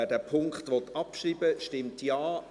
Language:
Swiss German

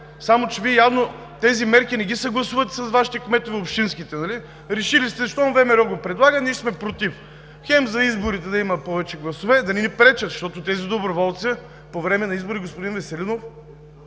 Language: Bulgarian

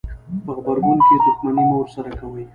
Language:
Pashto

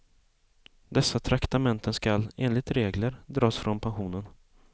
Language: Swedish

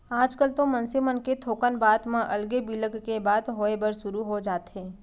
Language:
Chhattisgarhi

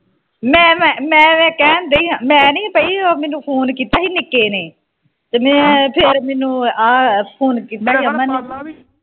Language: Punjabi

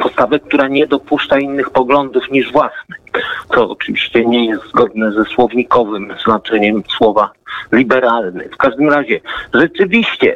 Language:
Polish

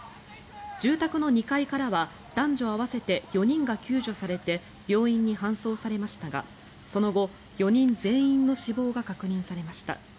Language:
Japanese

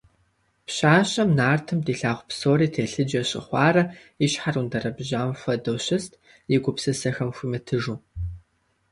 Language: Kabardian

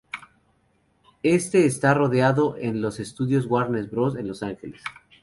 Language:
Spanish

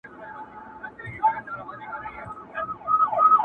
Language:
Pashto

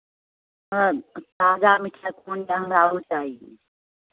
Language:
Maithili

